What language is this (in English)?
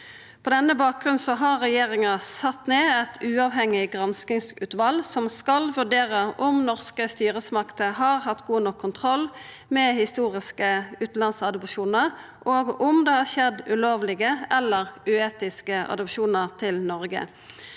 Norwegian